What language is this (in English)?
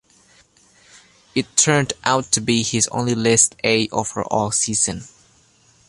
English